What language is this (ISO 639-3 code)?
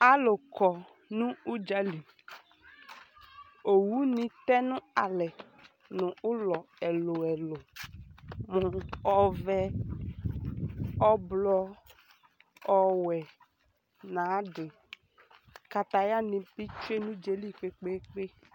kpo